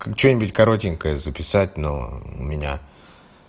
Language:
Russian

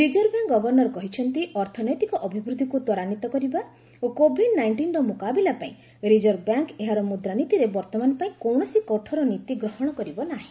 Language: Odia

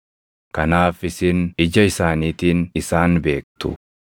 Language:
Oromo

